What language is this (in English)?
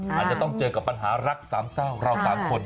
Thai